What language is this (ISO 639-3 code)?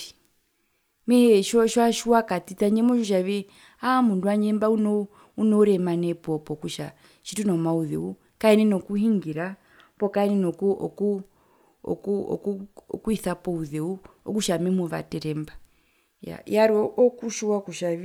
her